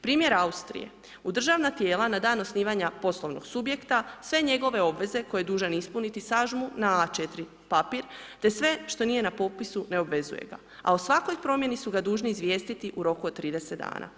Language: Croatian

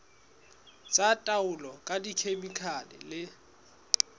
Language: Southern Sotho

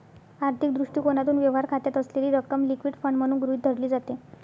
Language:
Marathi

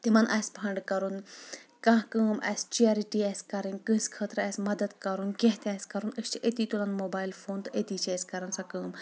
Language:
Kashmiri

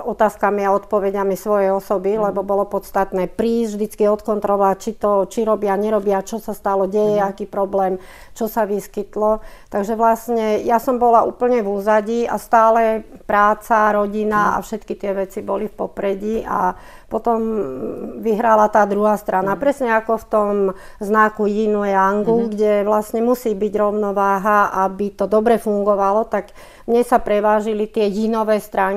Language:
Slovak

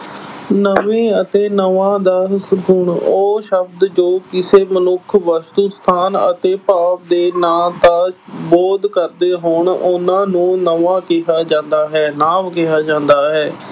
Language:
Punjabi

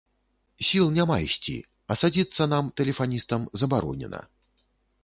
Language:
Belarusian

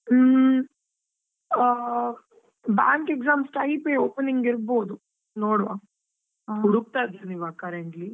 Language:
Kannada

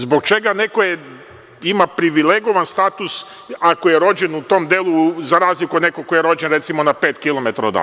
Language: Serbian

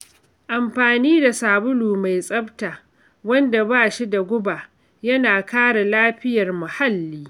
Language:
Hausa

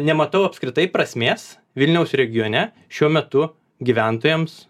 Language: Lithuanian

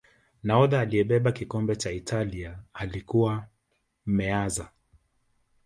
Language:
Swahili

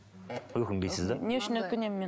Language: Kazakh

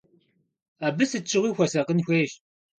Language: Kabardian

